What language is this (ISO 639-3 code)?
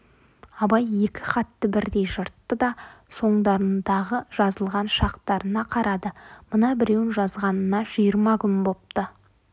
kaz